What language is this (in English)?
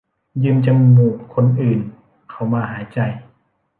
Thai